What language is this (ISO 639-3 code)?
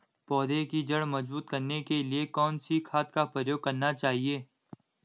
hin